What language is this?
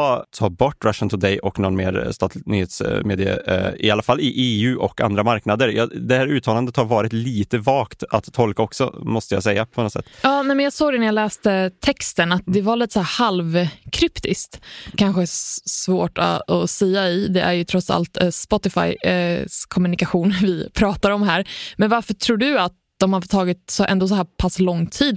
Swedish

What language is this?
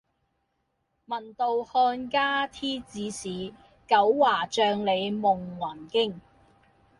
Cantonese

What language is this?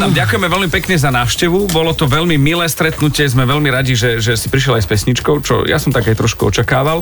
Slovak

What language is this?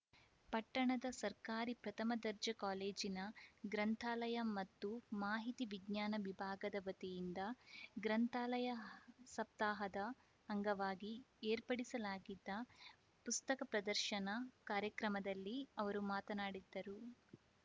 Kannada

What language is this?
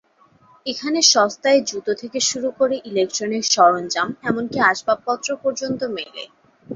Bangla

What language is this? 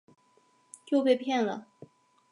Chinese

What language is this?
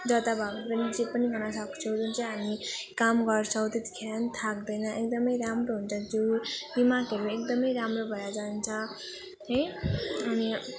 Nepali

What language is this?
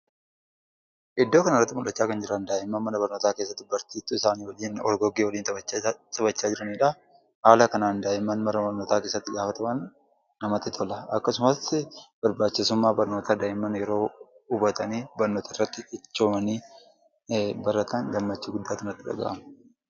Oromo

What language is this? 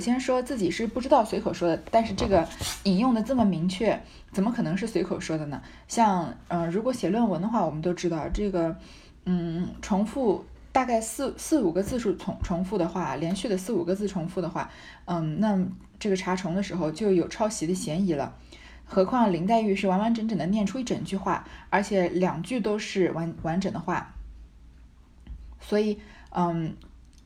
Chinese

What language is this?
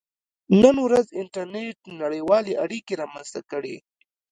Pashto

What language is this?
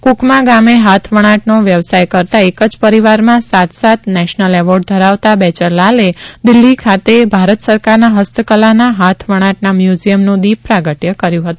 Gujarati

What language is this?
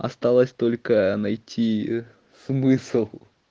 Russian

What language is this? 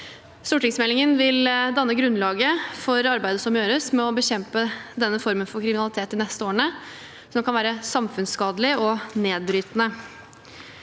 Norwegian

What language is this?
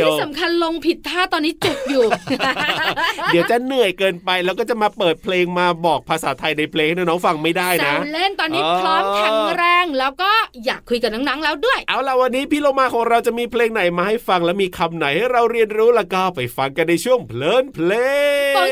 Thai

